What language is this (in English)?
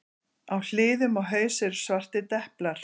Icelandic